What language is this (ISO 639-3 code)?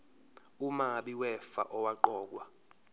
zul